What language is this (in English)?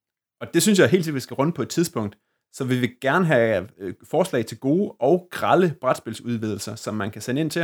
Danish